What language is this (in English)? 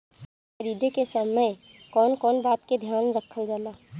Bhojpuri